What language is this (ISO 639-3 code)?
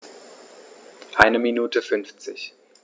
deu